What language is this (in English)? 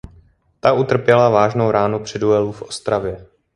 Czech